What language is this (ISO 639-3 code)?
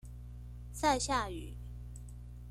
zho